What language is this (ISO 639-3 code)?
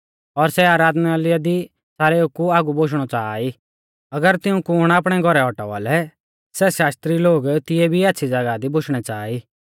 bfz